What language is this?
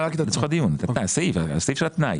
Hebrew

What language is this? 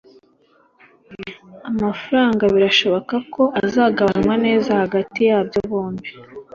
Kinyarwanda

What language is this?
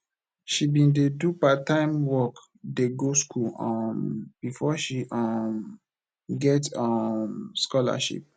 Nigerian Pidgin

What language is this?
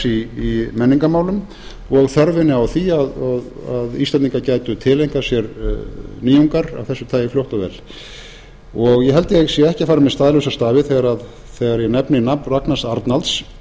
Icelandic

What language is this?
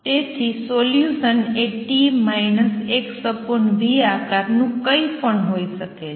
Gujarati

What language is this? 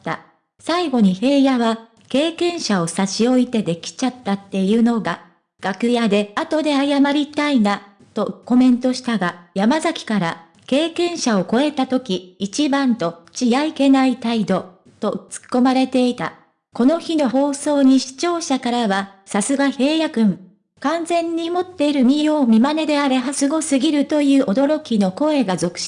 Japanese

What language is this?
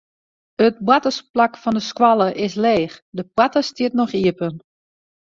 Western Frisian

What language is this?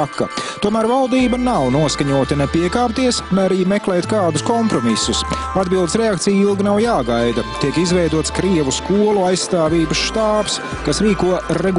Latvian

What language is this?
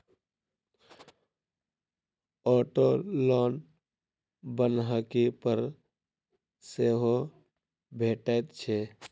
Maithili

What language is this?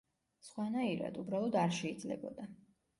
Georgian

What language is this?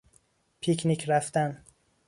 Persian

